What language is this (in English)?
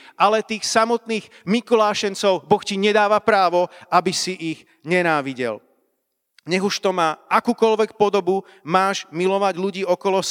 Slovak